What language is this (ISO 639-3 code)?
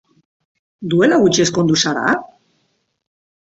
eus